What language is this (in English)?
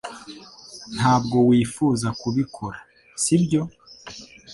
Kinyarwanda